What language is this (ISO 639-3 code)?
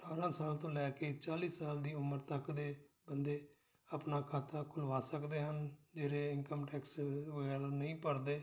pan